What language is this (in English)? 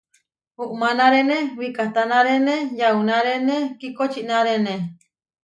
Huarijio